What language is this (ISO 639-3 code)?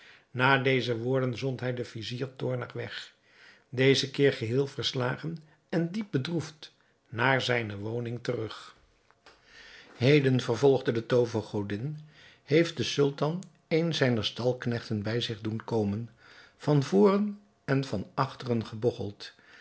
nld